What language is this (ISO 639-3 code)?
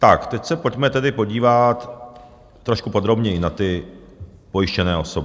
ces